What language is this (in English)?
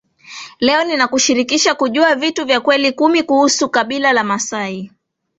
Swahili